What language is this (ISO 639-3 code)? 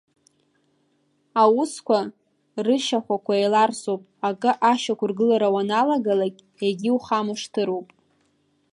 abk